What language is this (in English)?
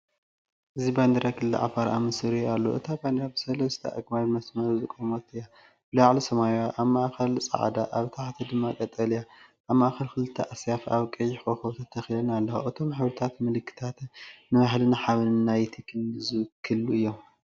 Tigrinya